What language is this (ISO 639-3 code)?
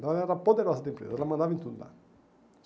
por